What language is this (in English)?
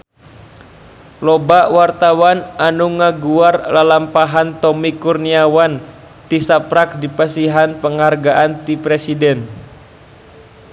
Sundanese